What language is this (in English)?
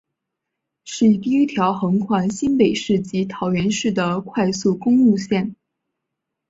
Chinese